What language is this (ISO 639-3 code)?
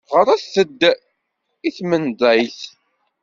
kab